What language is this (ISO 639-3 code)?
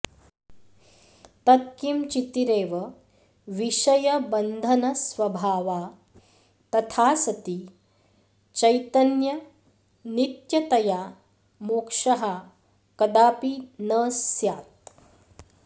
san